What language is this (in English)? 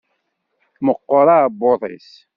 Kabyle